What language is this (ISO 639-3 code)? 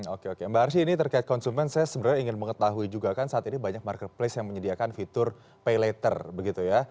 ind